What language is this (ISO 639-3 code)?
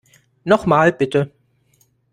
deu